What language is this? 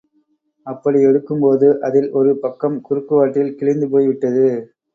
Tamil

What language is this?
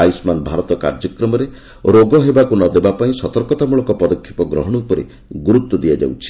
Odia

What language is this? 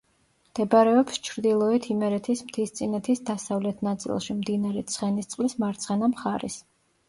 Georgian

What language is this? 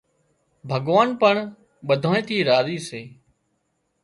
Wadiyara Koli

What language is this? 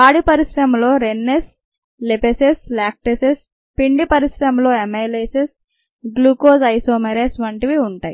Telugu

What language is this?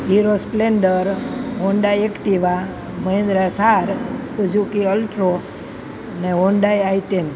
Gujarati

